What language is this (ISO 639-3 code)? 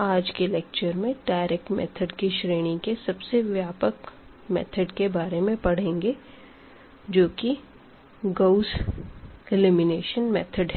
hin